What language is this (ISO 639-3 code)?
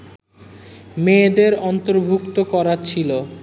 ben